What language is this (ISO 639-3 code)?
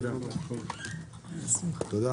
heb